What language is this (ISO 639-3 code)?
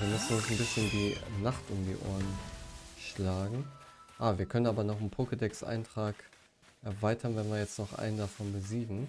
deu